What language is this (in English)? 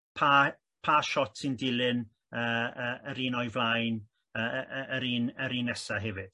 Welsh